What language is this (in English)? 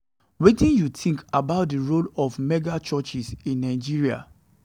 Nigerian Pidgin